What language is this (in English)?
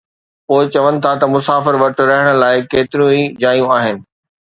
Sindhi